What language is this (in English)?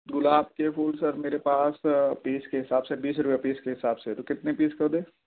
Urdu